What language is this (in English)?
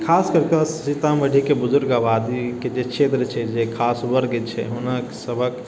Maithili